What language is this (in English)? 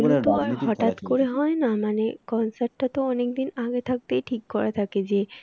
Bangla